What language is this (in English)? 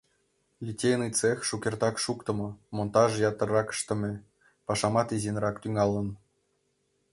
Mari